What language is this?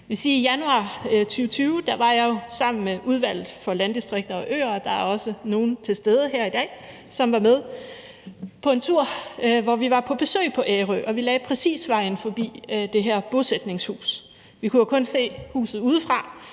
Danish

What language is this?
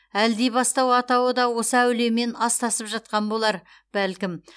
Kazakh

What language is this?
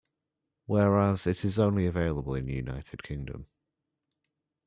English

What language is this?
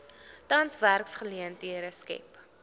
Afrikaans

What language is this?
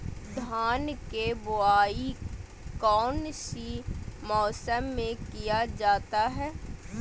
Magahi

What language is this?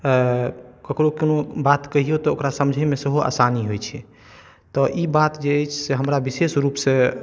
Maithili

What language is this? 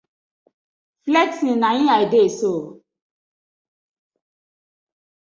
Nigerian Pidgin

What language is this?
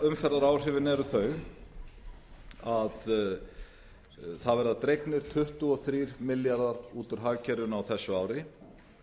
Icelandic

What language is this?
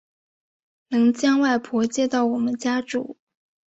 Chinese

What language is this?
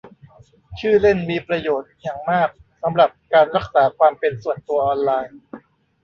Thai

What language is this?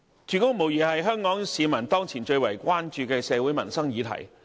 Cantonese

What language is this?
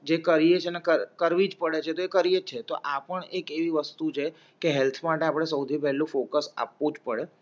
Gujarati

